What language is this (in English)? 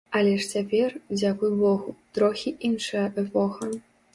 Belarusian